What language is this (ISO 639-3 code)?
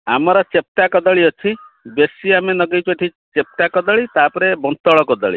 ori